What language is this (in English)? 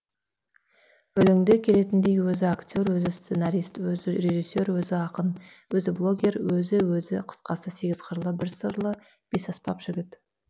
Kazakh